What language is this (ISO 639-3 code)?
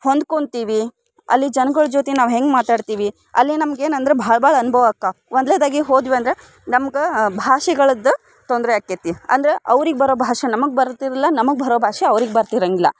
kan